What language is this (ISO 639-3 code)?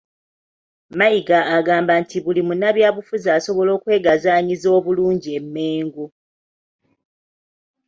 lug